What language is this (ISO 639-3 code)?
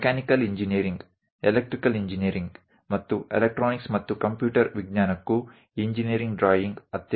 guj